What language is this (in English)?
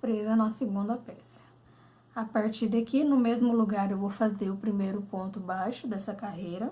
Portuguese